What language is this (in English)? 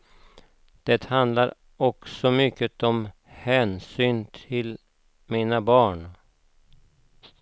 Swedish